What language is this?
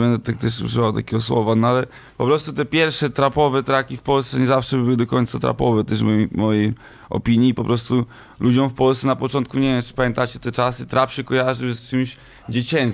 Polish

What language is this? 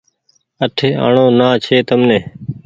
Goaria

